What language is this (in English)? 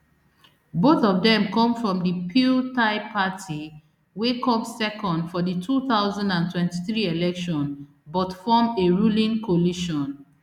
Nigerian Pidgin